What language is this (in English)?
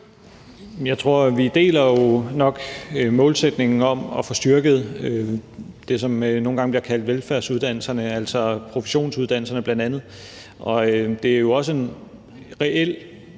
Danish